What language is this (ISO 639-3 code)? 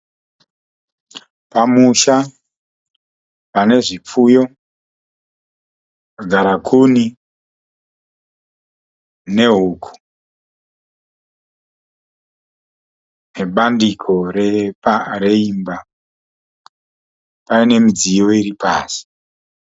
sna